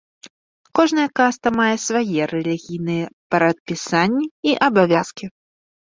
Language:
Belarusian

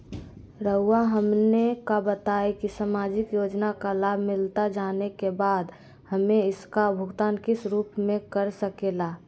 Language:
Magahi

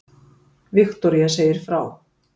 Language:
Icelandic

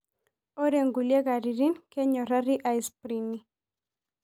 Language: Masai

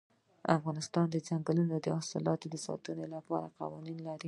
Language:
Pashto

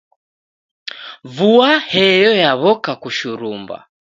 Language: Taita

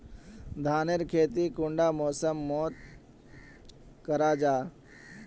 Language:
Magahi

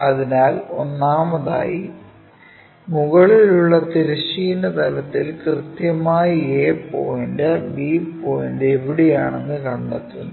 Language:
Malayalam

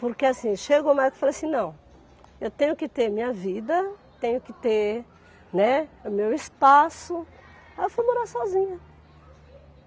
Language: Portuguese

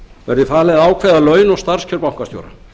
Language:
Icelandic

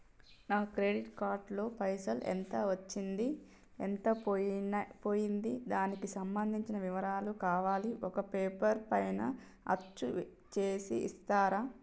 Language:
Telugu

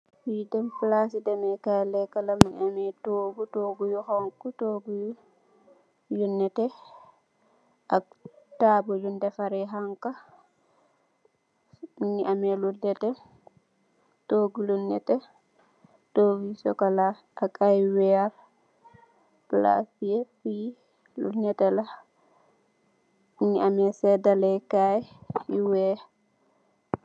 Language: Wolof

